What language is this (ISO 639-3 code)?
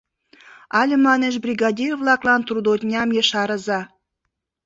chm